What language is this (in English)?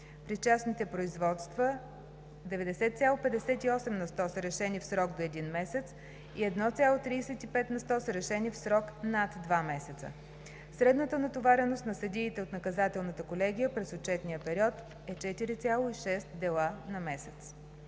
Bulgarian